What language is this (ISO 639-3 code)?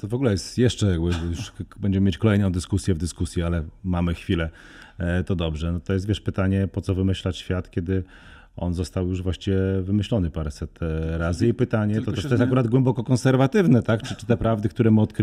pol